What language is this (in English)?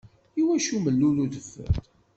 Kabyle